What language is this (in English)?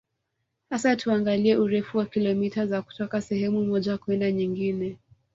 Swahili